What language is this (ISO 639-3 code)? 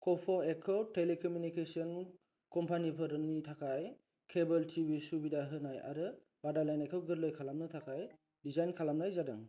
brx